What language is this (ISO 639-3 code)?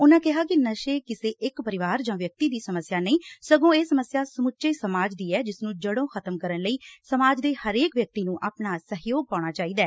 pan